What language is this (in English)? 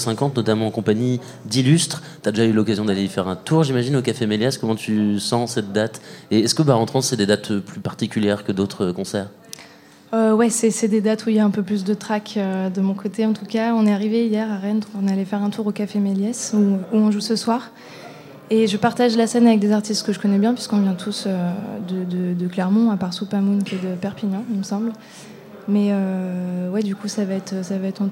French